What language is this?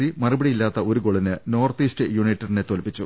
Malayalam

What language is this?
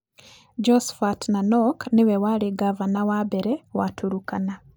Kikuyu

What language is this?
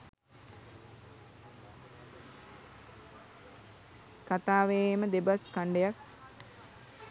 Sinhala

